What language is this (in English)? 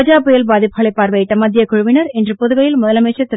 Tamil